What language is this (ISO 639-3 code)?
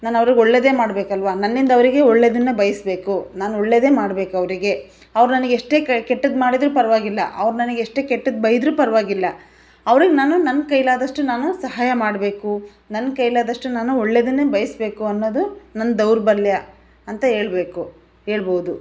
kan